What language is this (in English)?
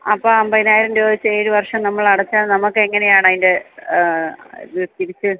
Malayalam